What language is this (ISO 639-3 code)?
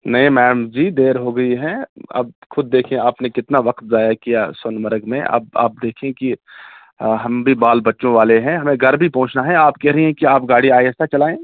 urd